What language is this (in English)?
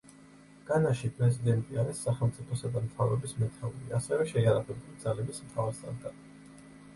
Georgian